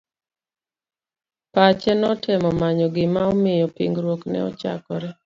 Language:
Luo (Kenya and Tanzania)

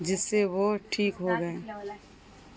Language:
Urdu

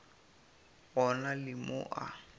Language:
Northern Sotho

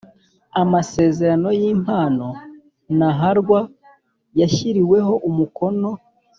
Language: Kinyarwanda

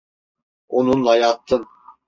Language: Turkish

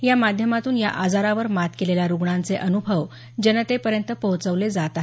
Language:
Marathi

